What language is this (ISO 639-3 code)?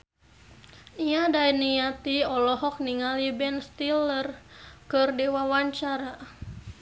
sun